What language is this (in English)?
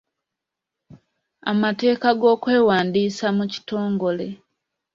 Ganda